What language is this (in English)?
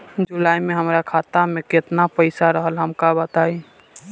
Bhojpuri